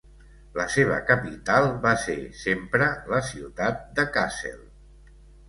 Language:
Catalan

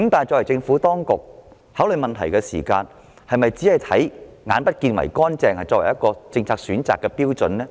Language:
Cantonese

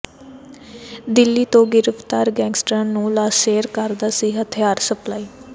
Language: Punjabi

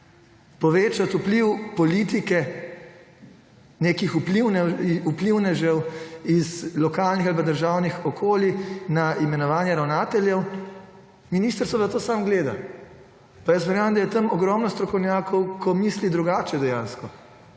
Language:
Slovenian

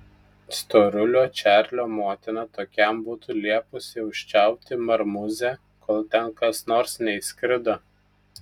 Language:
Lithuanian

